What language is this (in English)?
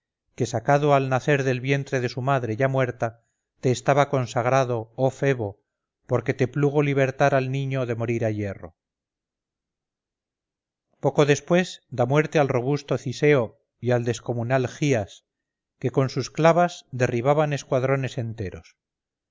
Spanish